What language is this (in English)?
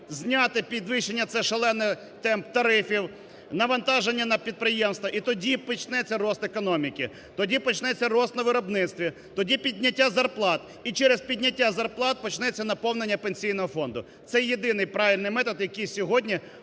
Ukrainian